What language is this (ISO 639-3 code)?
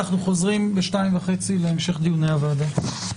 heb